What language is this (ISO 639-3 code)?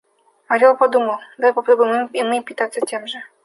rus